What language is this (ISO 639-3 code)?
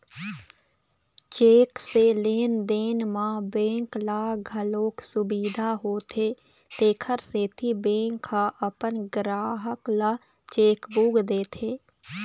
hne